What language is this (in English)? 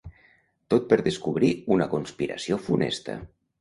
Catalan